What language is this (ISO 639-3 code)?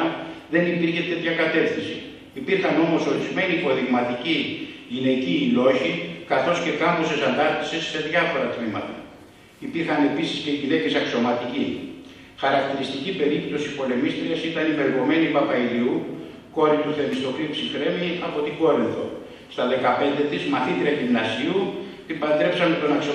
ell